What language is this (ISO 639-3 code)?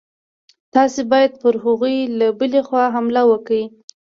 pus